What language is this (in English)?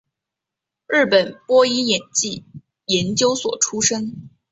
Chinese